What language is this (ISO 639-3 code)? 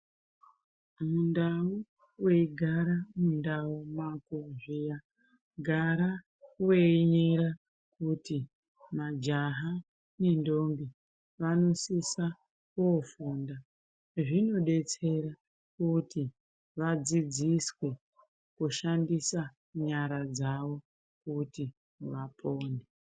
ndc